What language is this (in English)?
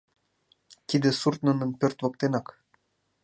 Mari